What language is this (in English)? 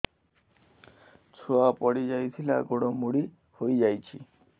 Odia